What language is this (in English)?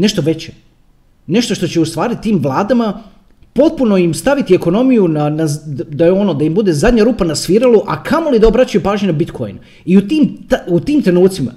Croatian